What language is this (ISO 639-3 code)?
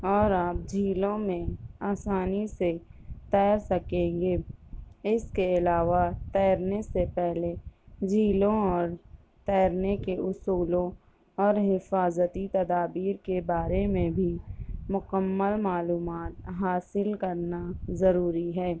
urd